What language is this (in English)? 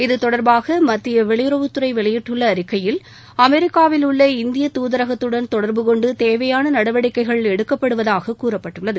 Tamil